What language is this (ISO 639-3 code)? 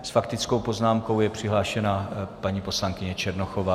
ces